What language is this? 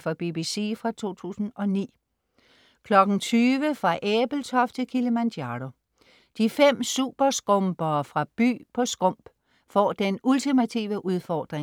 Danish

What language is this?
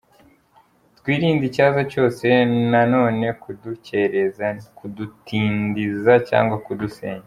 Kinyarwanda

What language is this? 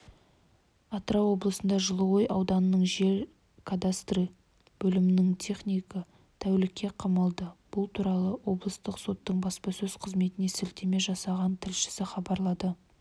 Kazakh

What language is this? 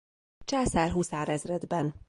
Hungarian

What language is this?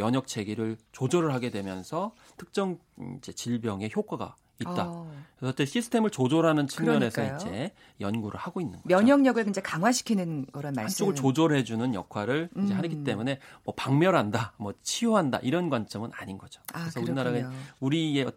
Korean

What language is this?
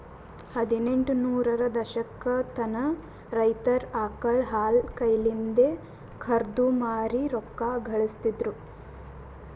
Kannada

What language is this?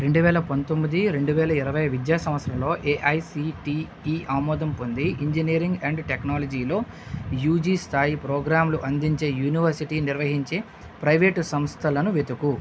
Telugu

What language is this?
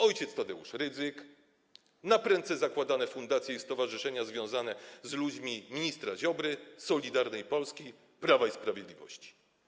Polish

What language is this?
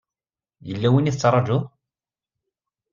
Kabyle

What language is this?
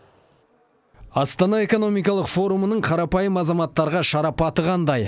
Kazakh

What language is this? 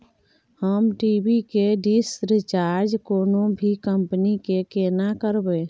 Maithili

